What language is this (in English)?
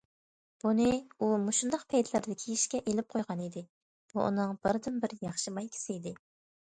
Uyghur